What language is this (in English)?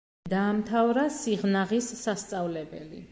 Georgian